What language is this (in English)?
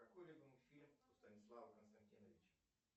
Russian